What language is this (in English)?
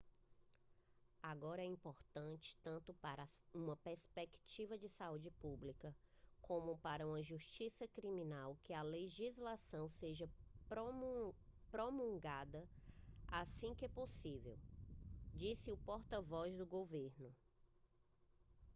Portuguese